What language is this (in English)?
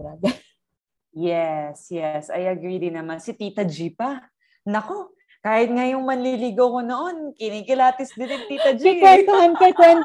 Filipino